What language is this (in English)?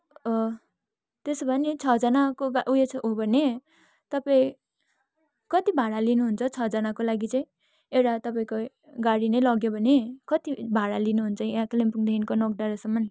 Nepali